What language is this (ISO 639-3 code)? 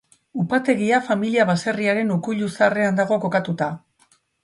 eus